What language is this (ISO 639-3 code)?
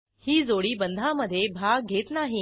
mar